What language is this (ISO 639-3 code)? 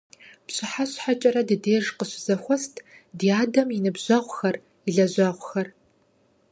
kbd